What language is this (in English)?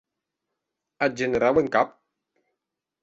Occitan